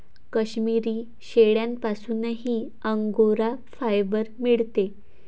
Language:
Marathi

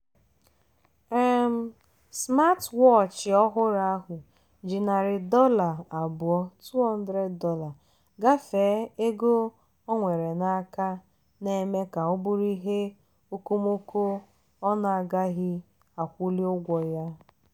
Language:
Igbo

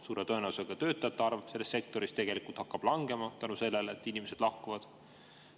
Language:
Estonian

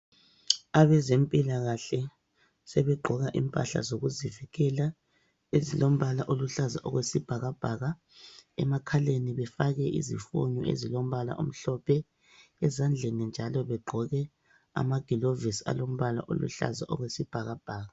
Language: North Ndebele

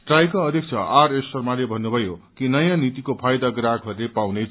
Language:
Nepali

